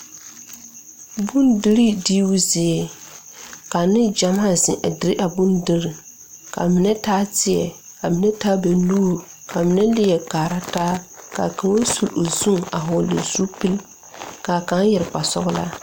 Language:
Southern Dagaare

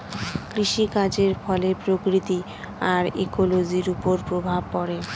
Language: Bangla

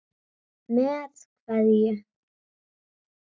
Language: Icelandic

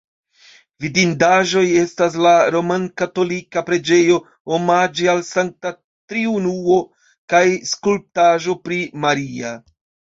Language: Esperanto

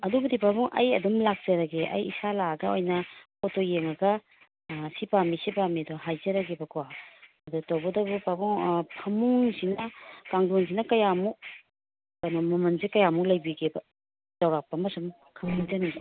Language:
Manipuri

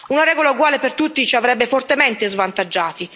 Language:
Italian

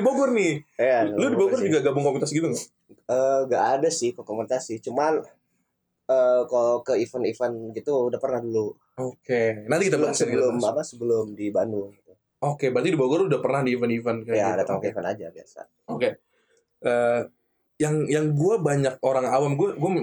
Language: Indonesian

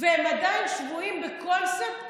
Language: Hebrew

